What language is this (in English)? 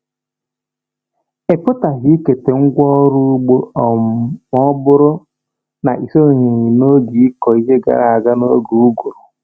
Igbo